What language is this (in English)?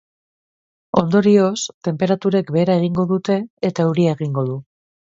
Basque